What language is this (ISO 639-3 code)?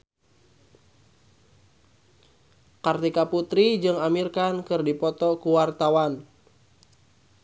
sun